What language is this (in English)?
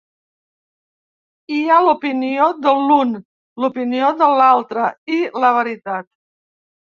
Catalan